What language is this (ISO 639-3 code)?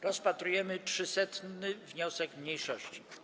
pol